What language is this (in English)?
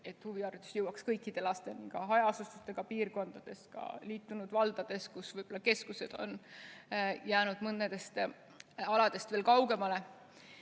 Estonian